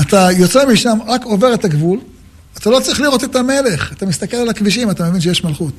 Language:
Hebrew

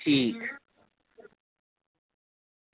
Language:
Dogri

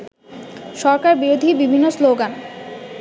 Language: Bangla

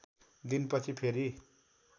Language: Nepali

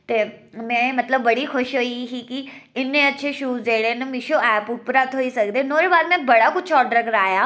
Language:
Dogri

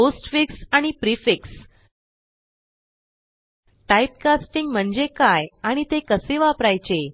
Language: Marathi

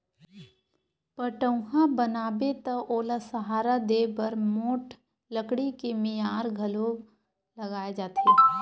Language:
Chhattisgarhi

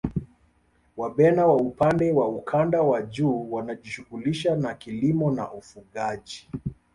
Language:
Swahili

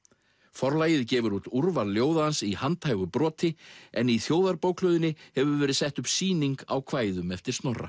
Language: Icelandic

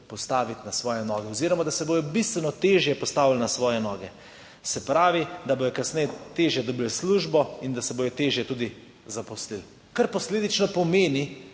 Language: Slovenian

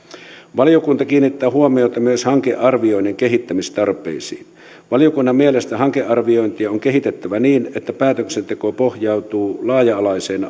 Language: Finnish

